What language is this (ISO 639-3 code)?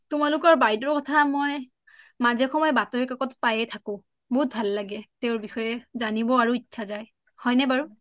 asm